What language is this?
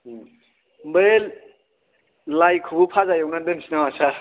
Bodo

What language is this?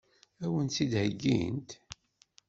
Kabyle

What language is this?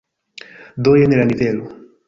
Esperanto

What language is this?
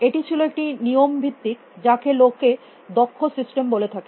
Bangla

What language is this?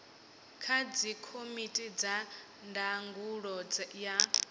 Venda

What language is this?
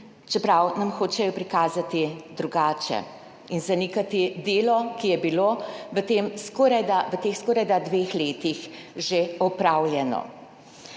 Slovenian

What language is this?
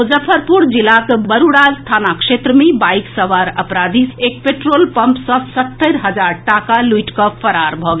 Maithili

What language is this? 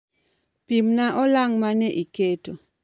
Luo (Kenya and Tanzania)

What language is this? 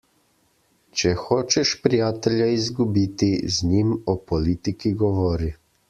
Slovenian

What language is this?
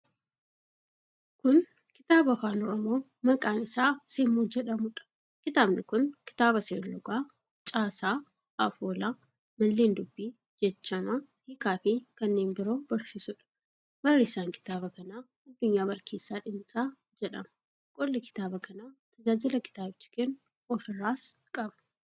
Oromo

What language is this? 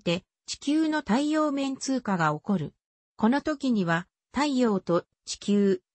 Japanese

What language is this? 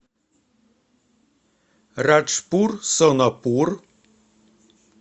Russian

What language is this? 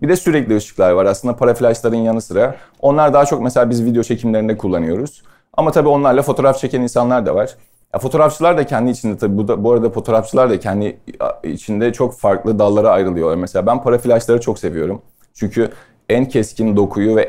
Turkish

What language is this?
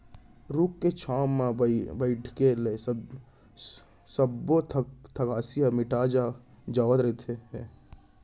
Chhattisgarhi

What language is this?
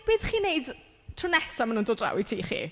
Welsh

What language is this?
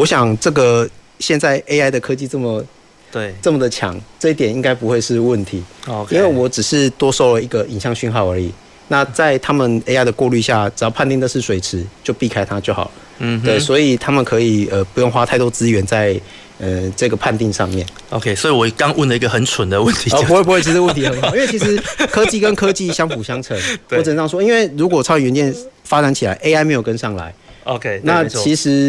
Chinese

